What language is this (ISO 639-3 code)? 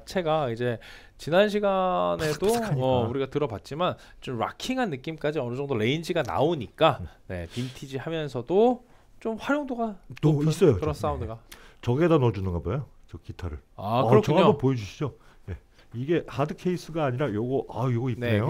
kor